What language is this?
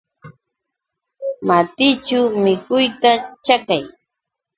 Yauyos Quechua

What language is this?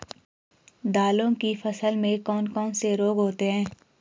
Hindi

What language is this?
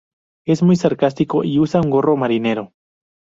Spanish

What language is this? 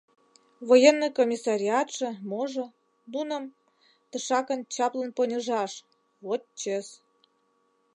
Mari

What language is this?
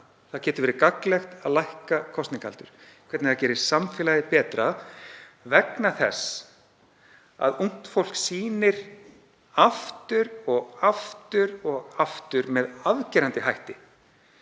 Icelandic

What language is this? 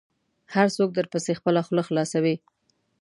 Pashto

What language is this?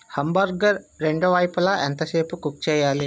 Telugu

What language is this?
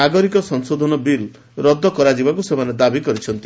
Odia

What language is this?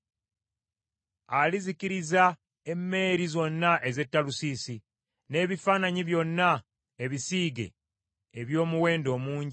Ganda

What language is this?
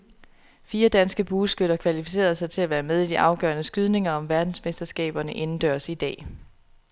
Danish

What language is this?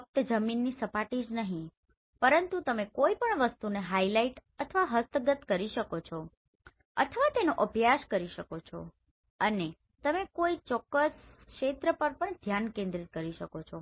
Gujarati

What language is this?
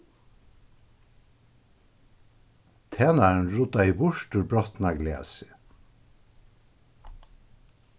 Faroese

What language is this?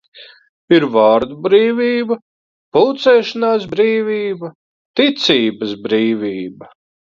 Latvian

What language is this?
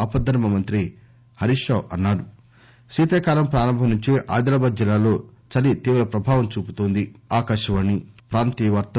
Telugu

